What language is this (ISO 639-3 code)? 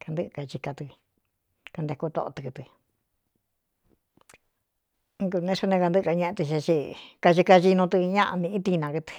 xtu